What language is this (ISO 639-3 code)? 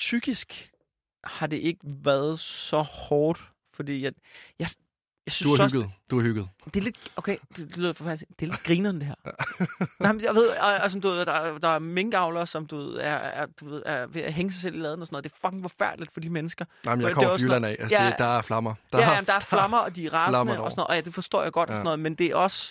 dan